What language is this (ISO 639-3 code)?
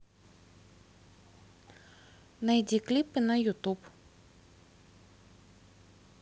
rus